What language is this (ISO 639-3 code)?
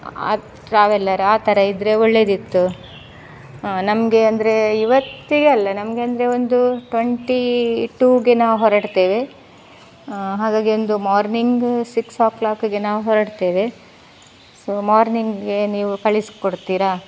kan